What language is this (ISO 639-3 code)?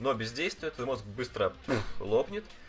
rus